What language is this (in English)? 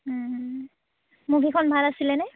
Assamese